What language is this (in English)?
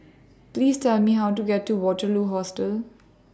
English